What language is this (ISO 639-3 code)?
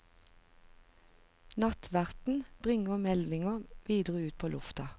nor